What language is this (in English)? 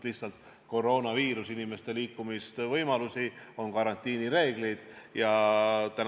Estonian